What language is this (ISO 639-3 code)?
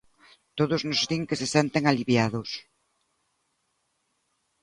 glg